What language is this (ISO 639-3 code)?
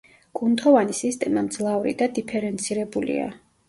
kat